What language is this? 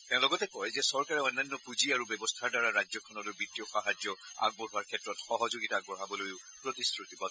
Assamese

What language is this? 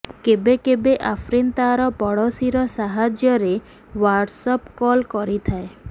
Odia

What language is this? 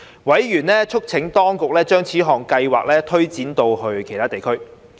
Cantonese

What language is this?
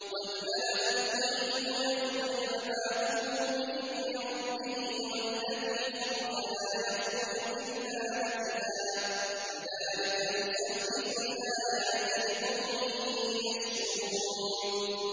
Arabic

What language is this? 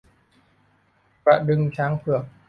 Thai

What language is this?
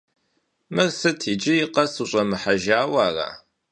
Kabardian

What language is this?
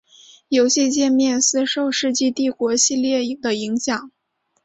Chinese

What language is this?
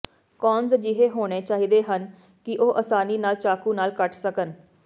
Punjabi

